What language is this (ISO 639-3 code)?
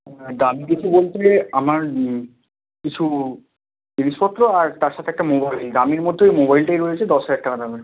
ben